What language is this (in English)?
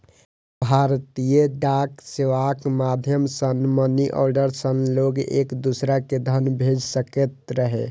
Maithili